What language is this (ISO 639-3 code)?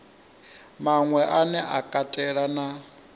ven